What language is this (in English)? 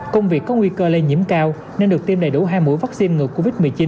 Vietnamese